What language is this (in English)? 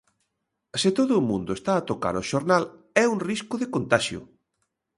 Galician